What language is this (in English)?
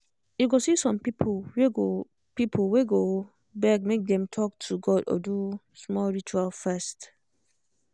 Nigerian Pidgin